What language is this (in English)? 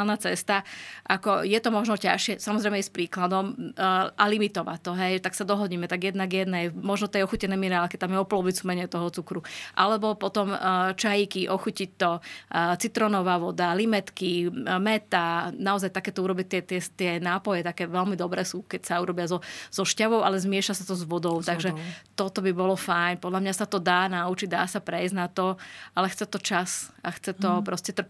Slovak